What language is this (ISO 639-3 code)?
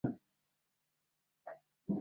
zho